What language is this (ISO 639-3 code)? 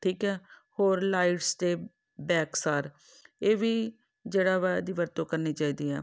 pan